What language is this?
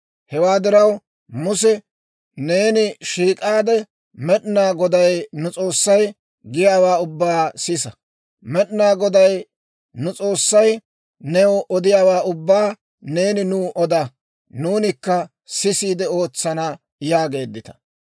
Dawro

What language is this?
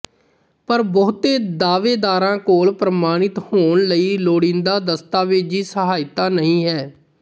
Punjabi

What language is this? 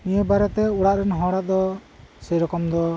Santali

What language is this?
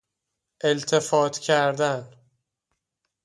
Persian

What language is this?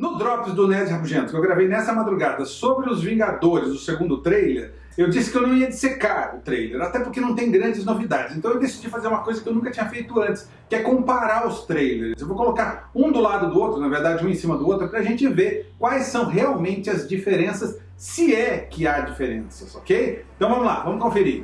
Portuguese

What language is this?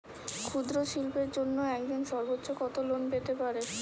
Bangla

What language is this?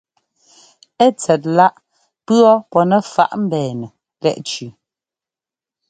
Ngomba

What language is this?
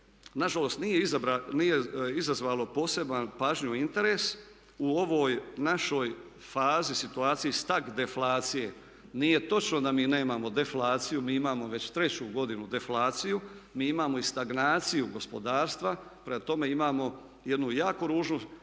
Croatian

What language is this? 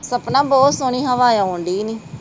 Punjabi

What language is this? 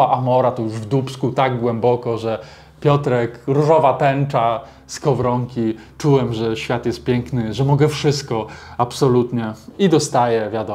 Polish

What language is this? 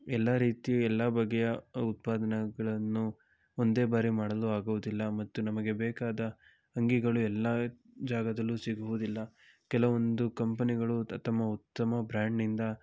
Kannada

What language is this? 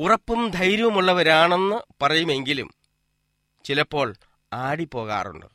Malayalam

